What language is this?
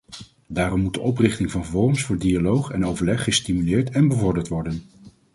Dutch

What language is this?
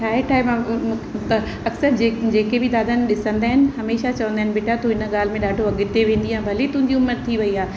Sindhi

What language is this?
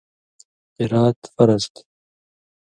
Indus Kohistani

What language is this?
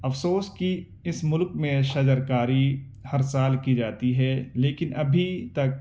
Urdu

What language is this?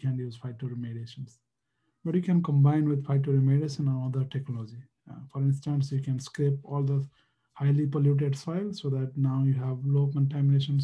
English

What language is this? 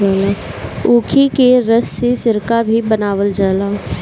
Bhojpuri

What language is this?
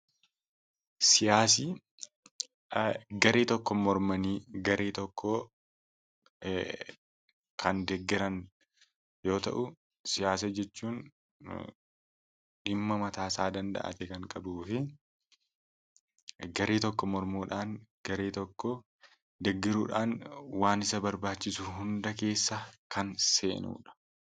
Oromo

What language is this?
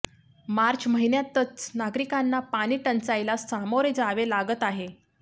Marathi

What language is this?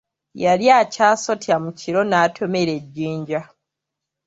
Ganda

